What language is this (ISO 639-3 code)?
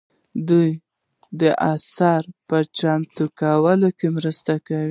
pus